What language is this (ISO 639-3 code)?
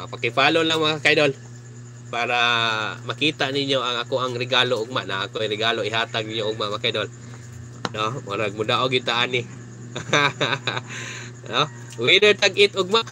fil